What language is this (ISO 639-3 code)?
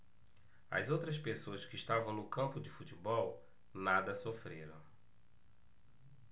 por